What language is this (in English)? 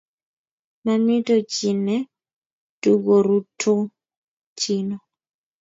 Kalenjin